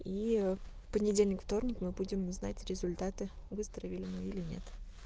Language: Russian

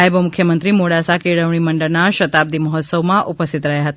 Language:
Gujarati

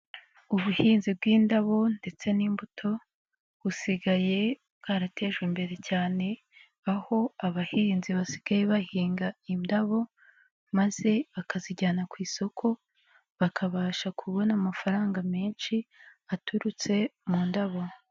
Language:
Kinyarwanda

